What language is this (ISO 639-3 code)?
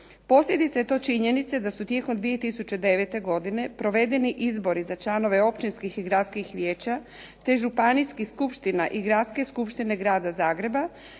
hrv